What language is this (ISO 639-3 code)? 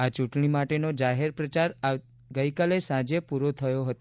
guj